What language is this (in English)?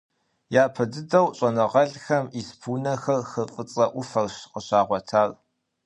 Kabardian